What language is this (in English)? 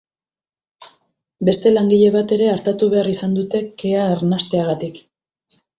Basque